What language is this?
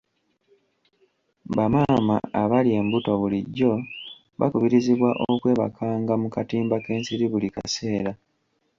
Ganda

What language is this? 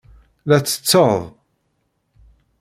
Kabyle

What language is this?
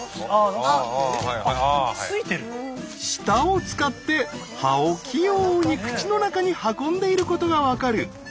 Japanese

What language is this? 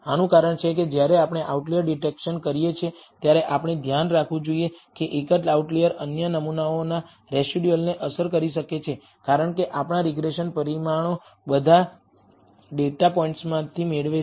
Gujarati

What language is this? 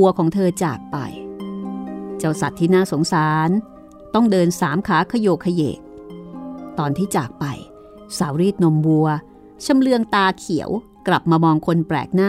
Thai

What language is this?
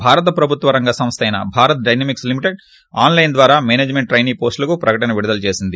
Telugu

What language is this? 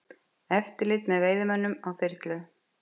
Icelandic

